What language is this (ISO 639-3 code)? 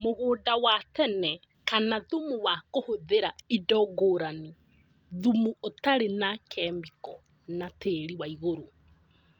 kik